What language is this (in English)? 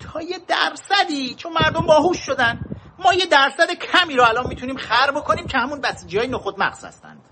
Persian